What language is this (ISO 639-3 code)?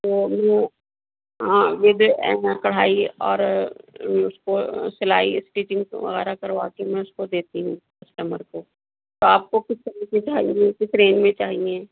urd